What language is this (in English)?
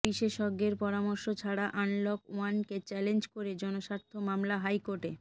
Bangla